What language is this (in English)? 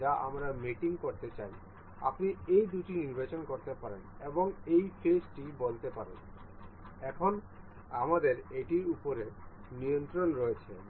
Bangla